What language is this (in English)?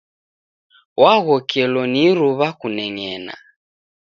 Taita